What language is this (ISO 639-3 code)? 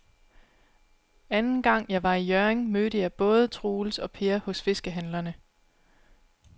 dan